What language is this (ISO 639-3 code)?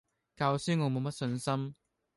yue